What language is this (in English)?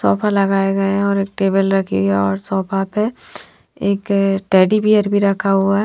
Hindi